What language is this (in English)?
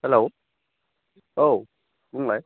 Bodo